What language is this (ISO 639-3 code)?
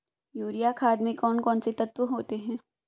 hin